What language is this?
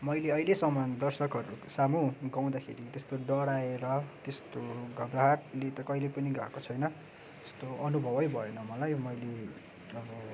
Nepali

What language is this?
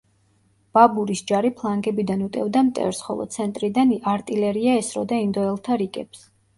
Georgian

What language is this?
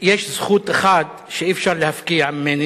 Hebrew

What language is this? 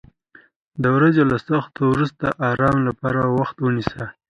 Pashto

